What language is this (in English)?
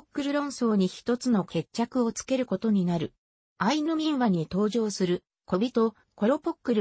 Japanese